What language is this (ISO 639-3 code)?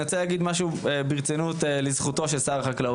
heb